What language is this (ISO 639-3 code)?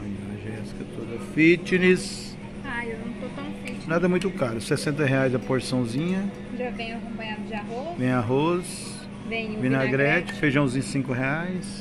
por